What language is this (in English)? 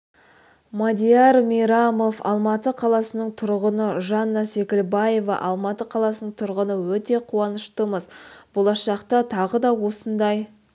Kazakh